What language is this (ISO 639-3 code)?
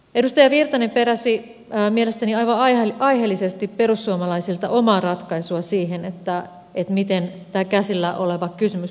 fin